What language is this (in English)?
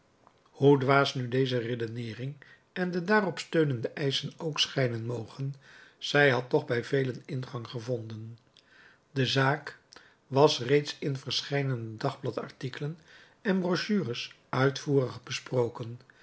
Dutch